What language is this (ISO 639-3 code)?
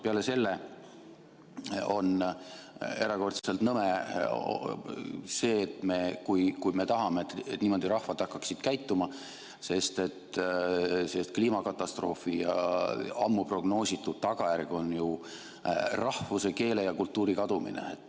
est